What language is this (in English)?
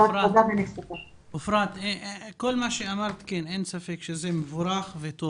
Hebrew